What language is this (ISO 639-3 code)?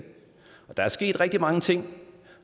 dan